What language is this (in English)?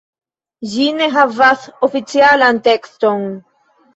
Esperanto